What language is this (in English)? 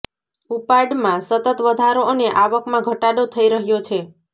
Gujarati